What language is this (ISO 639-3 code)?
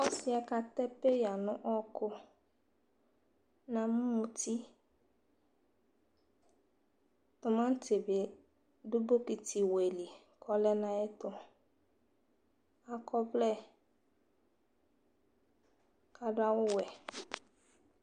kpo